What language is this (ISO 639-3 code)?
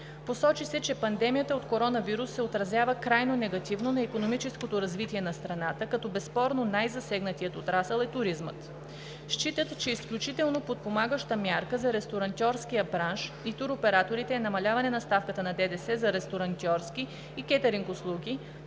bul